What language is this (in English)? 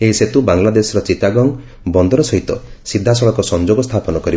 Odia